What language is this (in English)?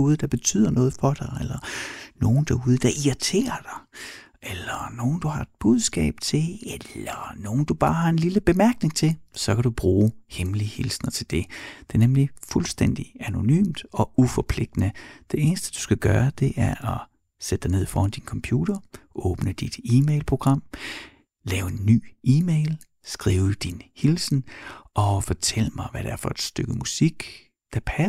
Danish